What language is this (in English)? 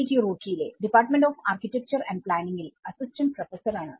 Malayalam